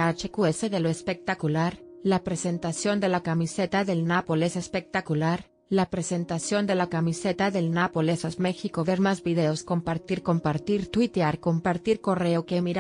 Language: Spanish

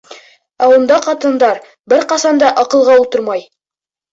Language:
Bashkir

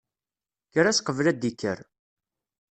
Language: Kabyle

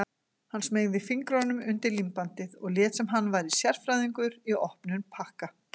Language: Icelandic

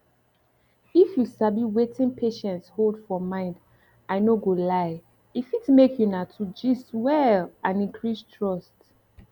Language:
Nigerian Pidgin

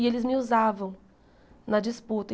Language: Portuguese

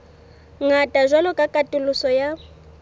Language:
Southern Sotho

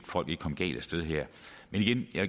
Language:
Danish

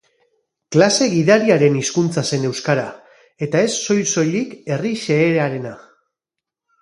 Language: Basque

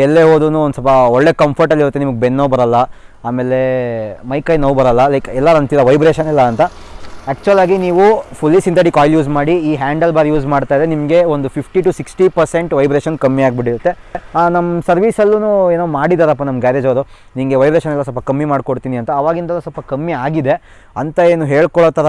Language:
Kannada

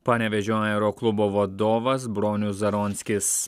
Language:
Lithuanian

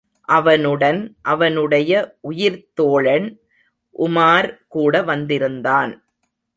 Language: Tamil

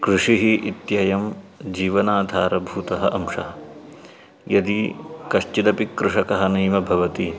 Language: Sanskrit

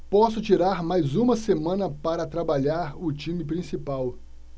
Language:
Portuguese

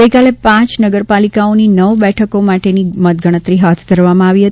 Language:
Gujarati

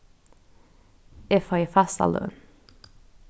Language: Faroese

